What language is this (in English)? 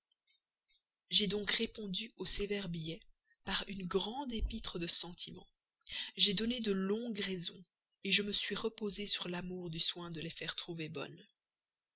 French